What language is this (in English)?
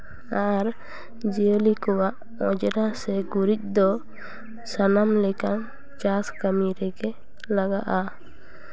Santali